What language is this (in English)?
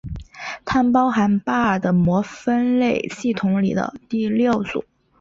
Chinese